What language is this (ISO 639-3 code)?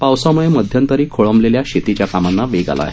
mar